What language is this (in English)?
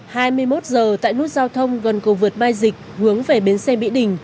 Vietnamese